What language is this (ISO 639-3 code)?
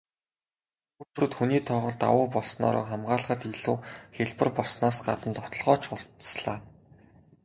mon